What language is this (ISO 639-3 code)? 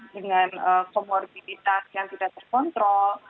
ind